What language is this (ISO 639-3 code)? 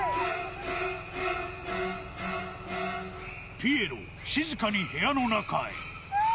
jpn